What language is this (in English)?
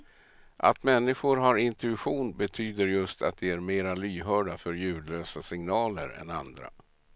Swedish